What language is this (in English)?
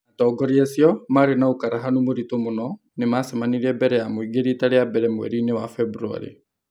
Kikuyu